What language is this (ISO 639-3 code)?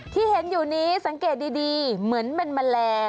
tha